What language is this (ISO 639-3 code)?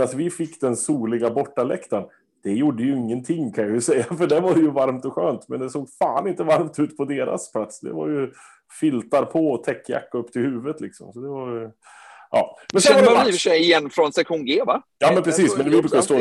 swe